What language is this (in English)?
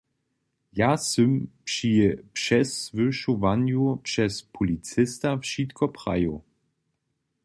Upper Sorbian